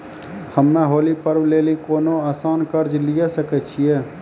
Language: Maithili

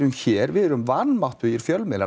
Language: Icelandic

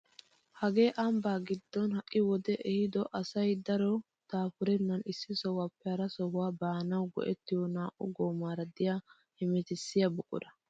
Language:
Wolaytta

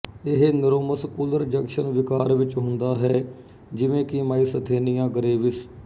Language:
Punjabi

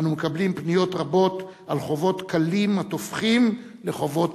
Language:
Hebrew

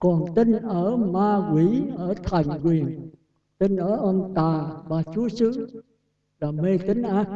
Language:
Vietnamese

